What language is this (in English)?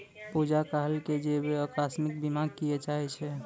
Maithili